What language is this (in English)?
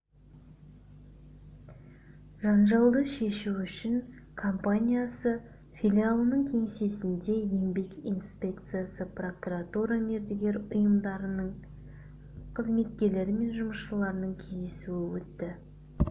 Kazakh